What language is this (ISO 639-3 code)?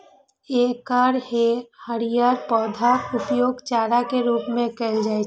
mai